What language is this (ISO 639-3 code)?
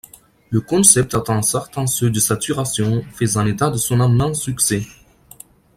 fra